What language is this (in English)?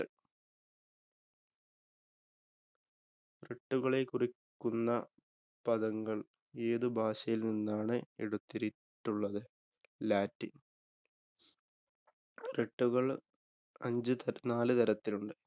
Malayalam